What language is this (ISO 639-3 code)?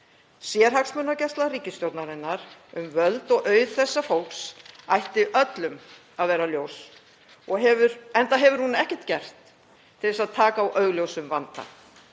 isl